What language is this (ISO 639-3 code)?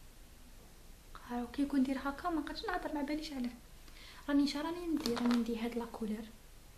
ara